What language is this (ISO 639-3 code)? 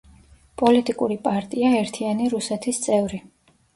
kat